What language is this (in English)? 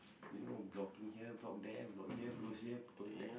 English